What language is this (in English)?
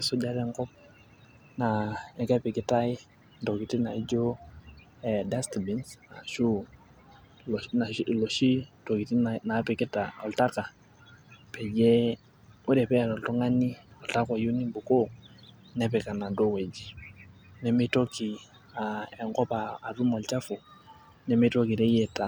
Masai